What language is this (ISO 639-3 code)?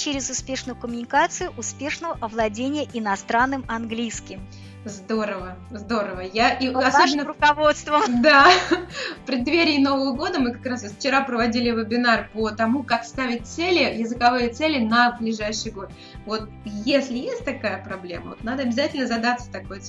rus